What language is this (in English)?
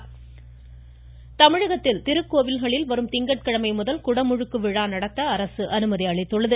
Tamil